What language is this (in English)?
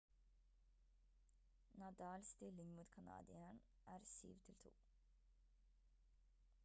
Norwegian Bokmål